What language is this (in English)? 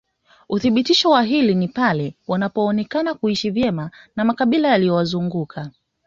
Swahili